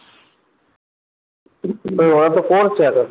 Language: Bangla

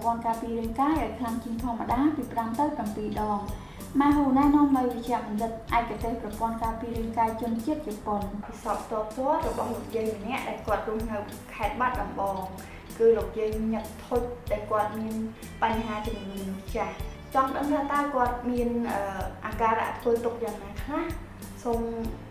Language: Vietnamese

